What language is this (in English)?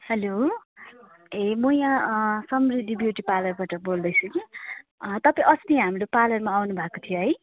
Nepali